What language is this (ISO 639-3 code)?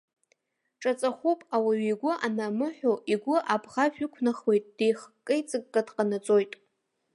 abk